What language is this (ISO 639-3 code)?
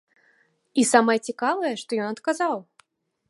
bel